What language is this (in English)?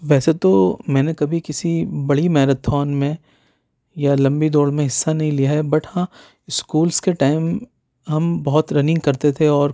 Urdu